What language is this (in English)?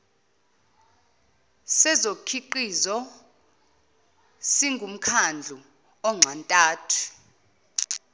Zulu